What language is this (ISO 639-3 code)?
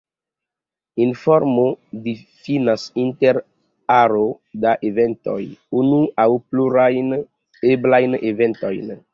epo